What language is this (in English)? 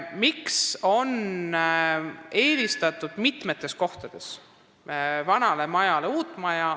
Estonian